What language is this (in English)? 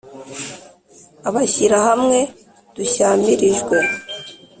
Kinyarwanda